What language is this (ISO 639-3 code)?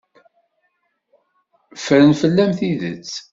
kab